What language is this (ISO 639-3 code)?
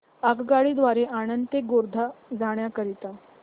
mar